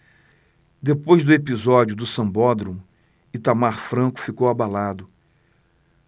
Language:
Portuguese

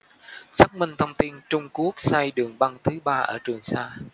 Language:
Vietnamese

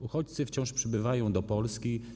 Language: Polish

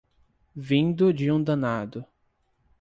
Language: Portuguese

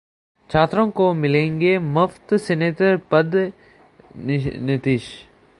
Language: Hindi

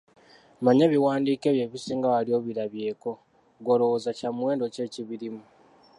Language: Ganda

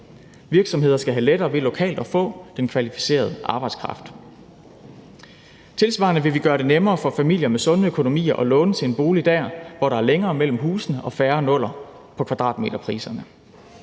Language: Danish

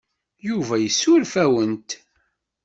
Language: Kabyle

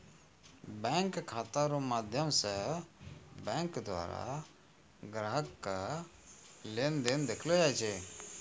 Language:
Maithili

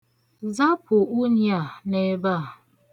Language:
Igbo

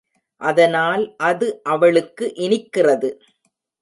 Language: Tamil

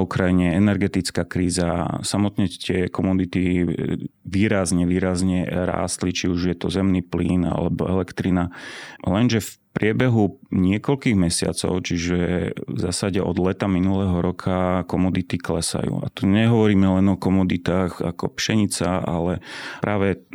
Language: Slovak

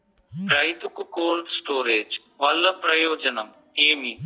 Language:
Telugu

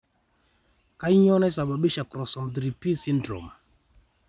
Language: Masai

